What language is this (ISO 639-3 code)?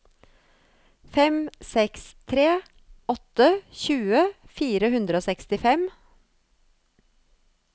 nor